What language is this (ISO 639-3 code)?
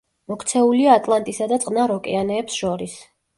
kat